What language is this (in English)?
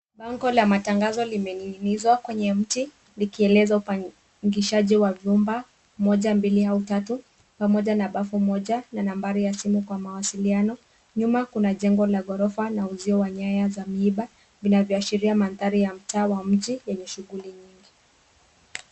Swahili